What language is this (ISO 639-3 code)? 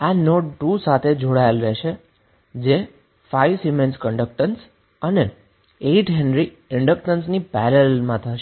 guj